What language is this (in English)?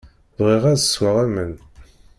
Kabyle